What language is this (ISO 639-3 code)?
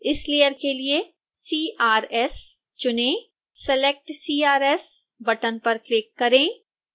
hin